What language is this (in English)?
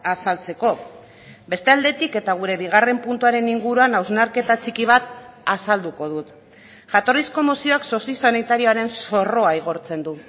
Basque